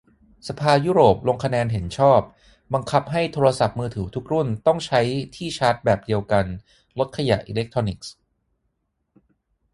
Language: Thai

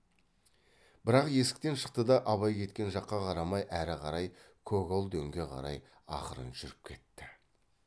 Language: Kazakh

